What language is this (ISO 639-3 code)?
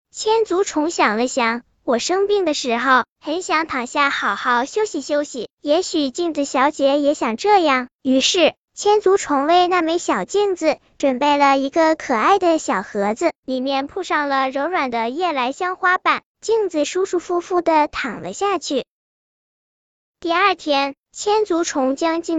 zho